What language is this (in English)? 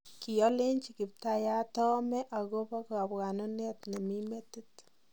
Kalenjin